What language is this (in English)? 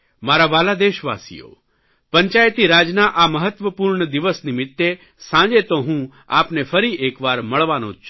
Gujarati